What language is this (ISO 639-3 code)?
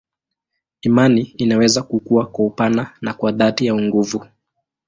swa